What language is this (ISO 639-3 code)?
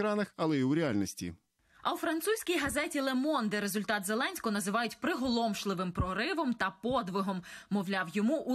ukr